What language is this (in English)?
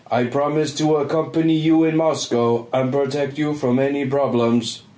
English